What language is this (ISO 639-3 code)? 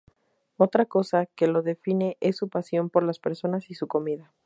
spa